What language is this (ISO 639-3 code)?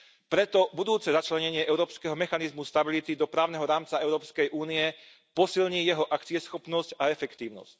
slk